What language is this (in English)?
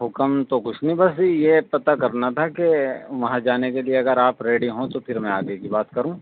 Urdu